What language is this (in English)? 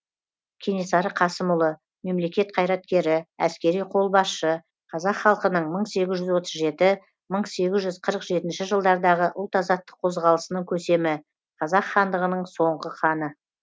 Kazakh